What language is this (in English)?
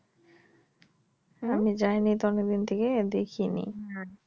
Bangla